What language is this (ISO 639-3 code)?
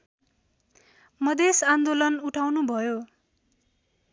nep